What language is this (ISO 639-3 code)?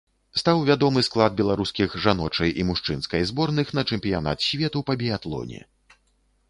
bel